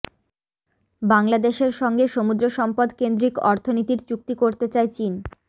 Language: Bangla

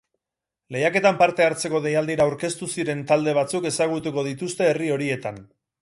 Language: Basque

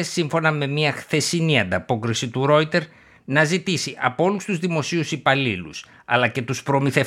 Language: Greek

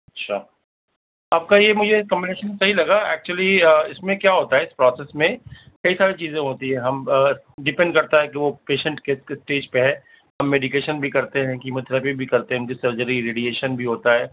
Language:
Urdu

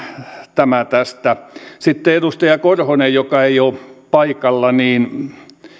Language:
Finnish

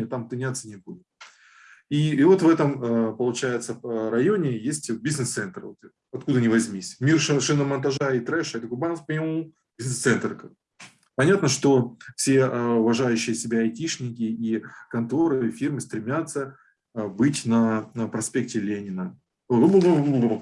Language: Russian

